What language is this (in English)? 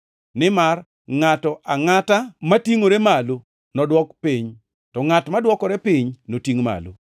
Luo (Kenya and Tanzania)